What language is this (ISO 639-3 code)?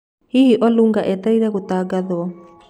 kik